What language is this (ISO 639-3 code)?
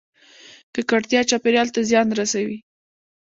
pus